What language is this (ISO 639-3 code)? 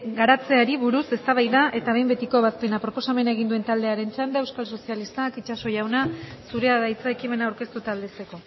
eus